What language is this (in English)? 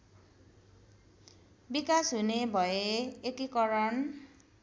Nepali